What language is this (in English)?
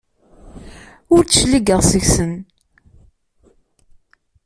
Kabyle